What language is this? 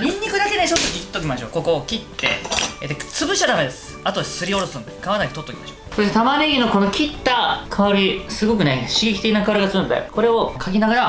Japanese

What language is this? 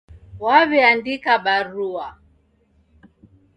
Taita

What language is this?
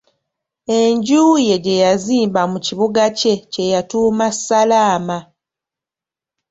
Ganda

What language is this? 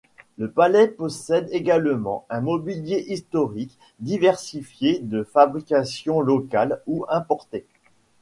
French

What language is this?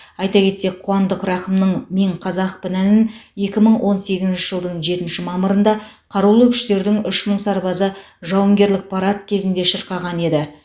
Kazakh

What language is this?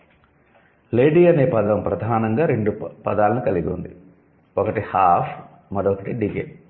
Telugu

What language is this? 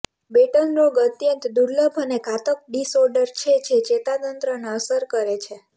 Gujarati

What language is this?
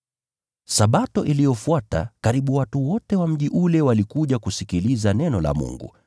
Swahili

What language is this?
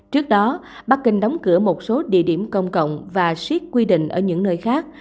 Vietnamese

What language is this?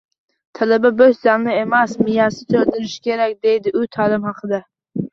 Uzbek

